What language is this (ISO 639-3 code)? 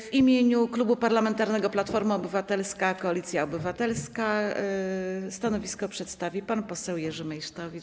pol